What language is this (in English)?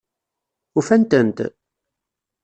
Kabyle